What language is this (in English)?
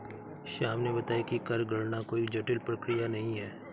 Hindi